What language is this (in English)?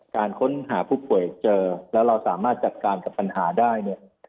Thai